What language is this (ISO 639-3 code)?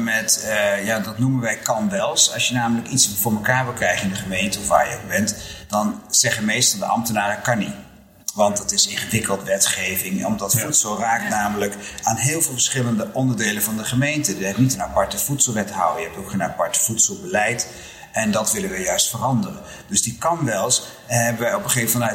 nld